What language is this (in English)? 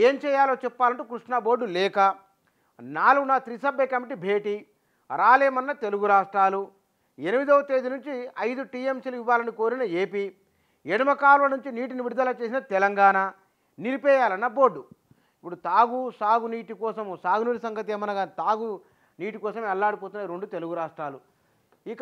Telugu